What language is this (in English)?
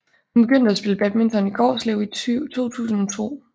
Danish